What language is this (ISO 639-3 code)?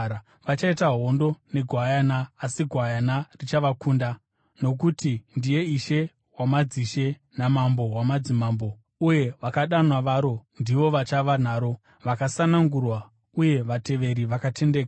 sna